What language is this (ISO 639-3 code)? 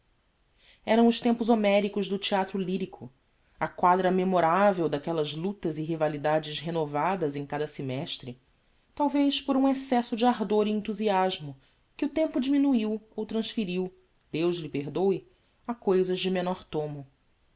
por